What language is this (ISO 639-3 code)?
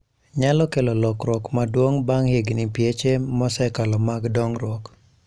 luo